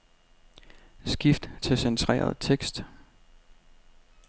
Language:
Danish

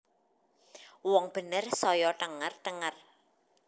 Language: Javanese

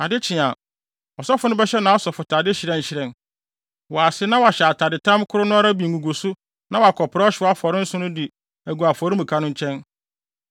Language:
Akan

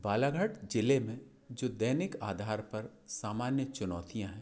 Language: Hindi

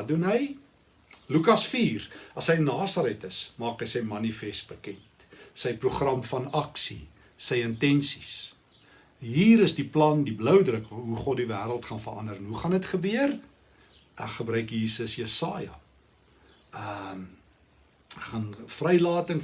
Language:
Dutch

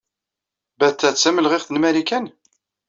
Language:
Kabyle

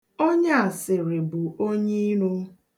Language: Igbo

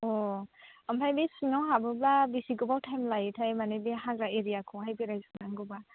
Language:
Bodo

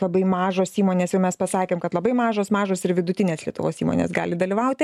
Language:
Lithuanian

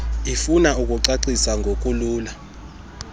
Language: Xhosa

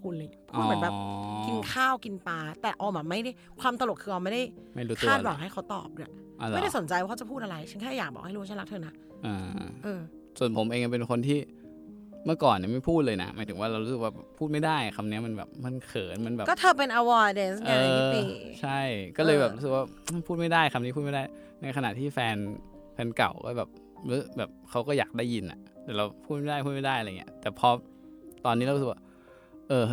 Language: Thai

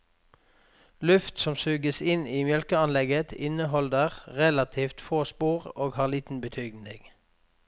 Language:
Norwegian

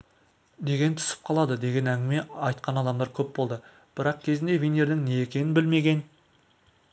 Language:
Kazakh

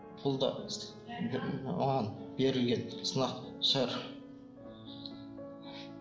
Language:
Kazakh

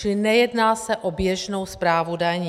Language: Czech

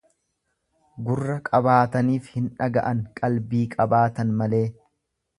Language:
Oromo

